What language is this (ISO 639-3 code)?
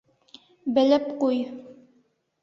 bak